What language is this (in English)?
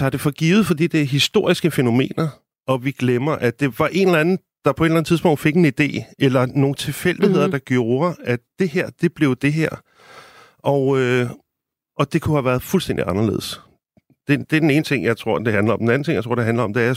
Danish